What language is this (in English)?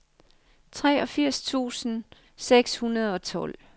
Danish